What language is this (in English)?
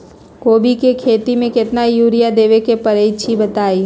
Magahi